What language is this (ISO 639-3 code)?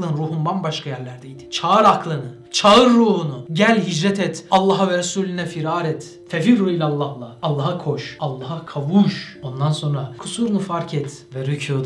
tur